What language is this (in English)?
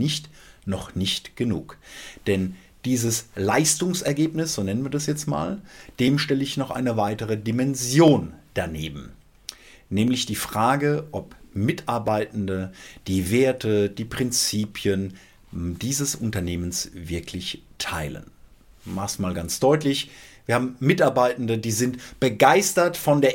German